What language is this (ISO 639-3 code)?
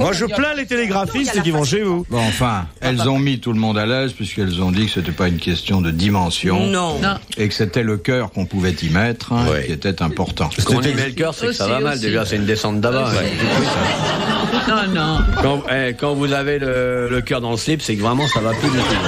fra